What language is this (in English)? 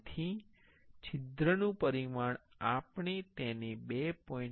Gujarati